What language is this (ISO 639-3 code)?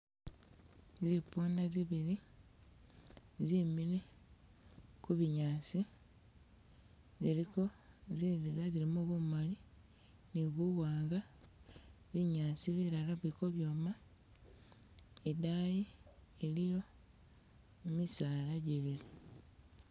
myx